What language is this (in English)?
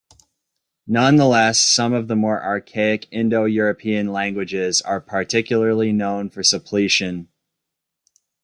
English